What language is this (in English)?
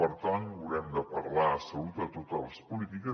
Catalan